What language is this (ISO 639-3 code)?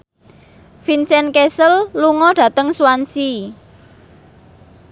jav